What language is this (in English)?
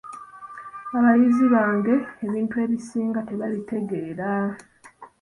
Ganda